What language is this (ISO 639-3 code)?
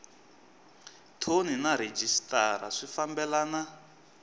tso